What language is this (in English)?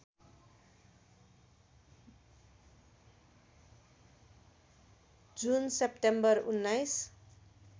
Nepali